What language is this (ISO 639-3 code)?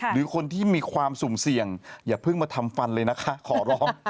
tha